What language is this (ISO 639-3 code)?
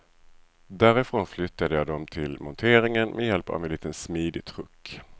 swe